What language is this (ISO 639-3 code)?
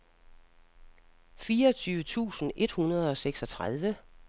dan